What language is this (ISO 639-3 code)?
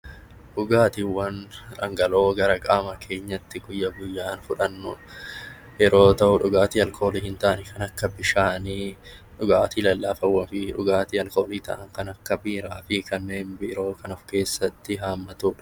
orm